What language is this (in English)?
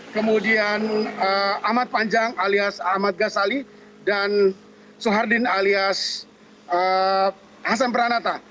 Indonesian